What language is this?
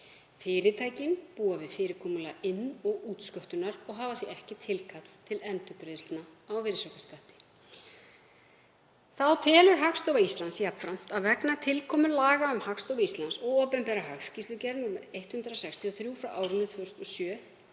Icelandic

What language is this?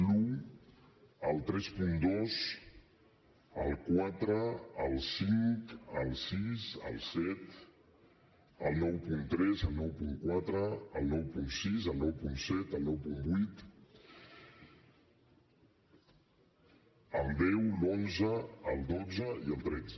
Catalan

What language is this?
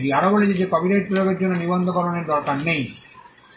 Bangla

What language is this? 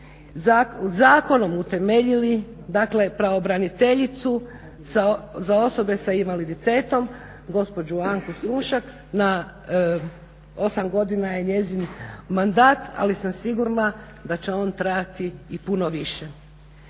Croatian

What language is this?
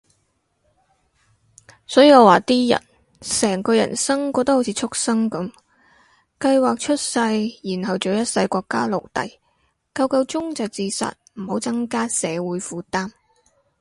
Cantonese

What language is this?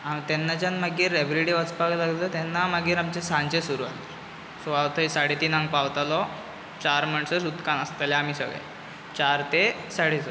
Konkani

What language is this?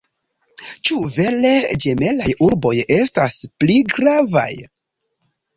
Esperanto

